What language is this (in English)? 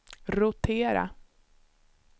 Swedish